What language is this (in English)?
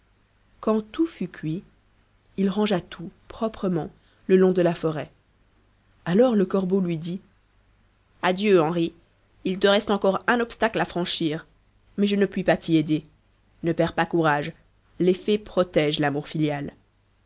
French